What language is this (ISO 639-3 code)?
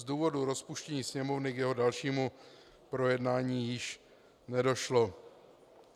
ces